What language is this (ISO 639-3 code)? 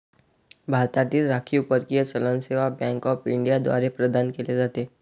mar